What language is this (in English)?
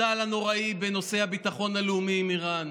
Hebrew